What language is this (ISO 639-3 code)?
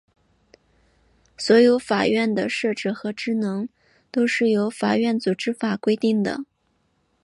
zho